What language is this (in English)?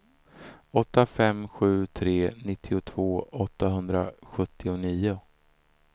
Swedish